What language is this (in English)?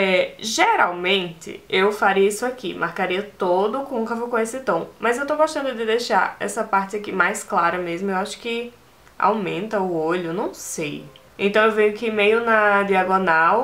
Portuguese